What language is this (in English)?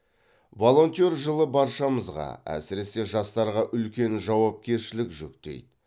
Kazakh